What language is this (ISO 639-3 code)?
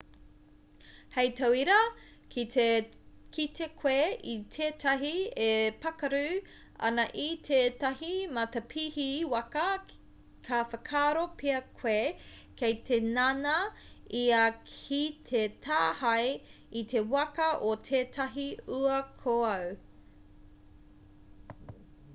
mri